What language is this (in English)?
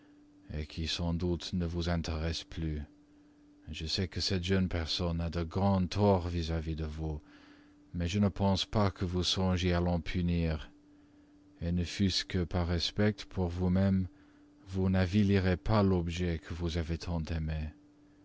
French